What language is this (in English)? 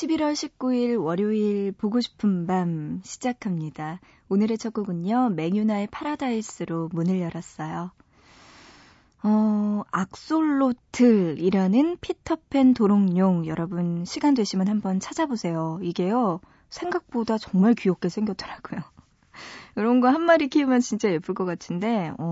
Korean